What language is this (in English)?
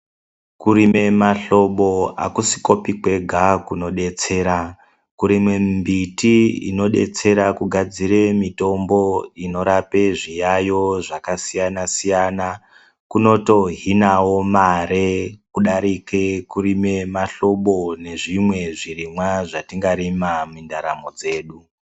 Ndau